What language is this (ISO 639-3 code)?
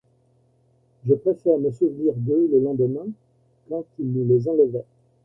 fra